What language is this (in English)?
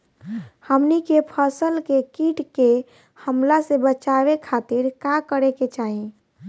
Bhojpuri